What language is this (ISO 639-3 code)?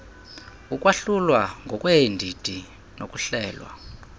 xho